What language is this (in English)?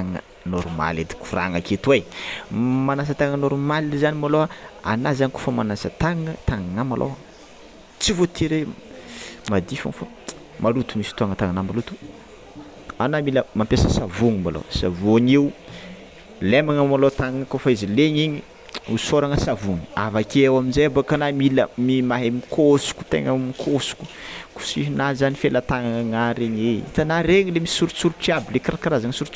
Tsimihety Malagasy